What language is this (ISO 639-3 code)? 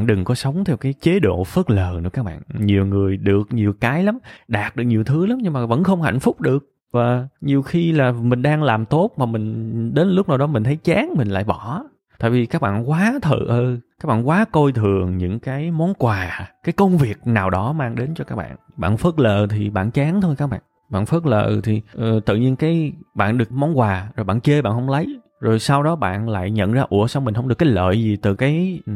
vie